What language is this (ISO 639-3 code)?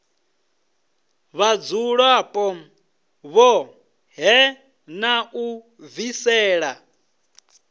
ven